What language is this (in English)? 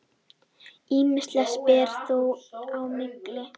Icelandic